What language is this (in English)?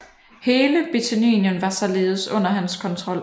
Danish